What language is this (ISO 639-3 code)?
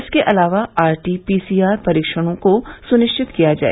hin